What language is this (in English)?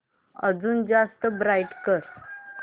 Marathi